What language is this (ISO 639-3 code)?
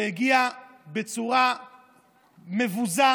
heb